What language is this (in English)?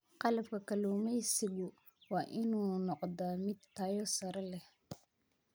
Somali